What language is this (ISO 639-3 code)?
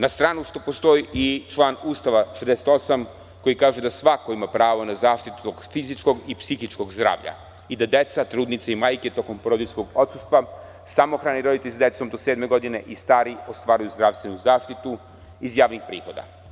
srp